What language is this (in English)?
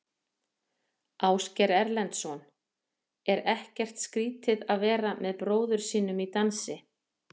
Icelandic